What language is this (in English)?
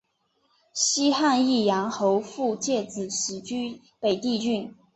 Chinese